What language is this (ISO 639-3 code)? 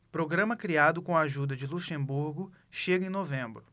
por